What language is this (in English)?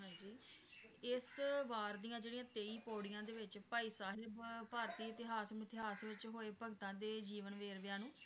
Punjabi